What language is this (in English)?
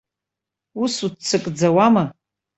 Abkhazian